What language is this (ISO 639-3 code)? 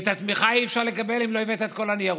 heb